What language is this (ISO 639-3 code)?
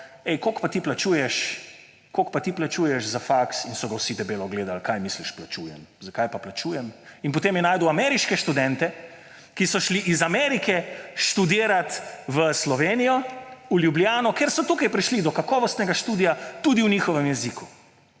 slv